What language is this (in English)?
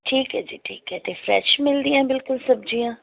Punjabi